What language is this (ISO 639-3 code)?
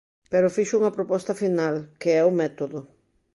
glg